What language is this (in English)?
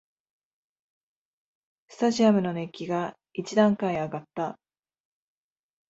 Japanese